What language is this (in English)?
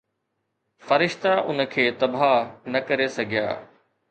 Sindhi